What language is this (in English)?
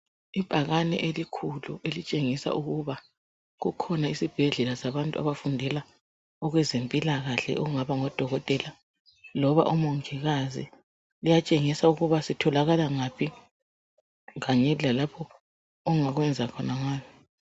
North Ndebele